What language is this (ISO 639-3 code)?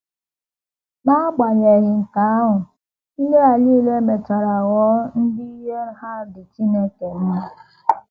ibo